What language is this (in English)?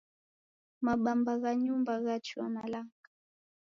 Taita